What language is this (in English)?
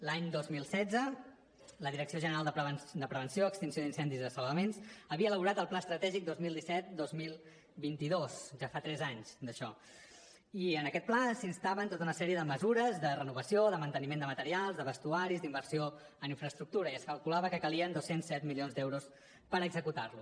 Catalan